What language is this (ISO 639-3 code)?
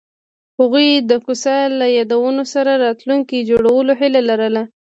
pus